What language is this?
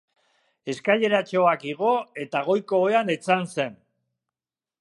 Basque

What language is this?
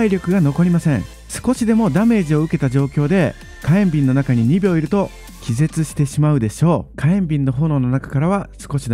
Japanese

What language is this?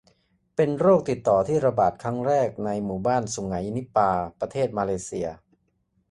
Thai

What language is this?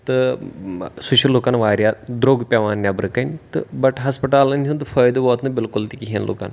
Kashmiri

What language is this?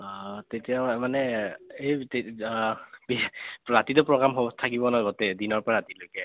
Assamese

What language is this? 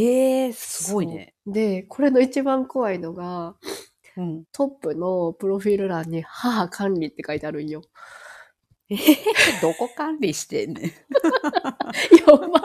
Japanese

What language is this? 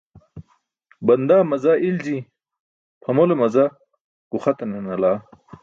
Burushaski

